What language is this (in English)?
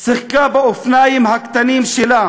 Hebrew